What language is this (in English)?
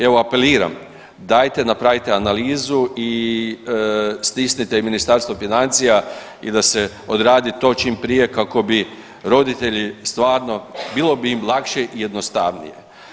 Croatian